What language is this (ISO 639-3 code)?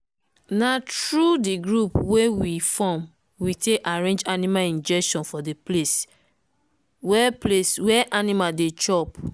pcm